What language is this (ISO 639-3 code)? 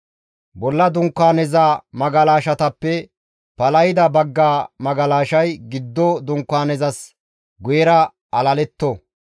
gmv